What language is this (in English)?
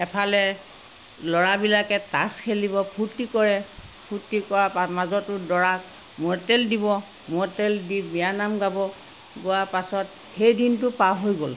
Assamese